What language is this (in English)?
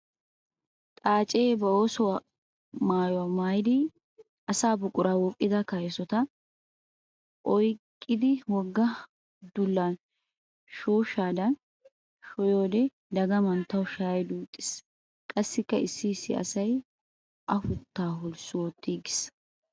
Wolaytta